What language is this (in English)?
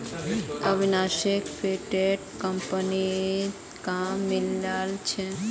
Magahi